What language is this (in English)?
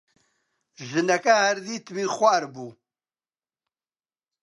Central Kurdish